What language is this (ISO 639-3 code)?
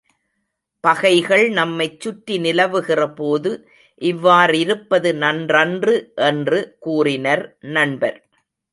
tam